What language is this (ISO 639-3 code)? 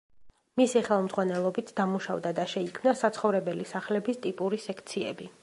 kat